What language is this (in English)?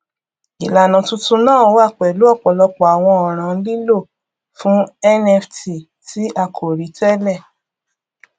Yoruba